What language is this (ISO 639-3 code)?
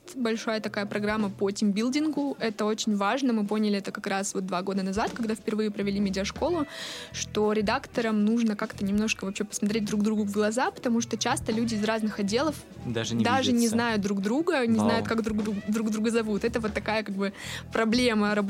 rus